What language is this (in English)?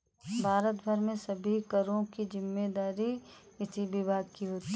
Hindi